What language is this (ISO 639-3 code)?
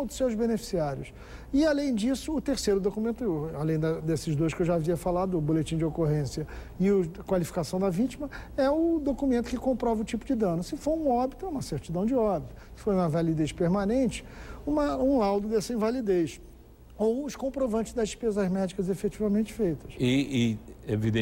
por